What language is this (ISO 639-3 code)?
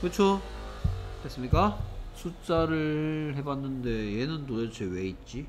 kor